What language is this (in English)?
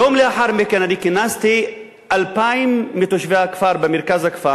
Hebrew